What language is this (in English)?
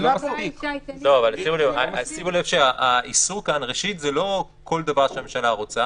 Hebrew